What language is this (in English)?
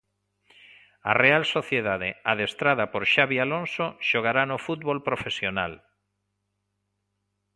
Galician